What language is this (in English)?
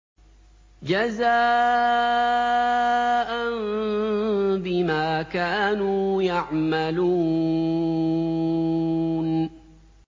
Arabic